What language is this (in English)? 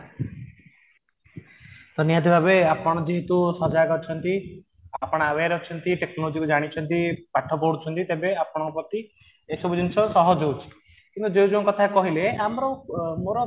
Odia